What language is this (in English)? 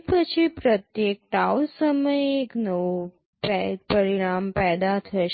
Gujarati